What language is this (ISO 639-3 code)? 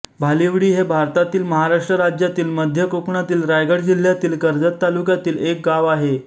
mar